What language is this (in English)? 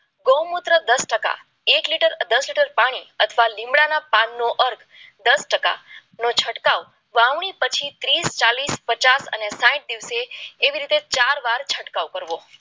Gujarati